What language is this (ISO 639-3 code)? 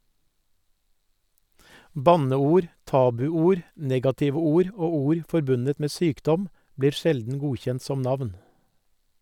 nor